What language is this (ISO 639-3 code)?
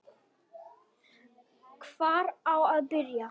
isl